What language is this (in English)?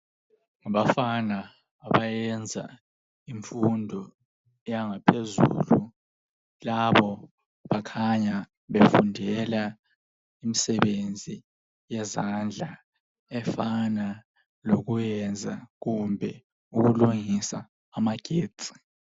North Ndebele